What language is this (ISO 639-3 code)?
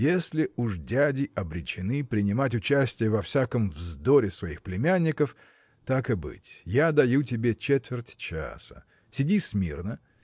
rus